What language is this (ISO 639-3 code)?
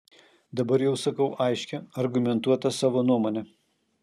lit